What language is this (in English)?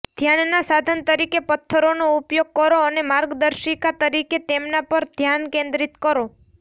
Gujarati